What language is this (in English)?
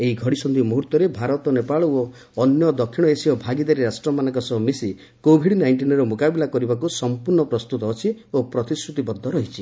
Odia